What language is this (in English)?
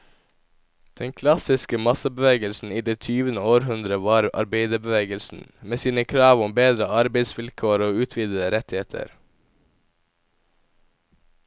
Norwegian